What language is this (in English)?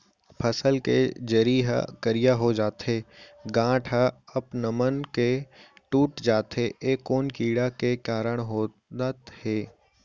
Chhattisgarhi